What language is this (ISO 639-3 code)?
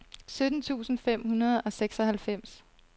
dan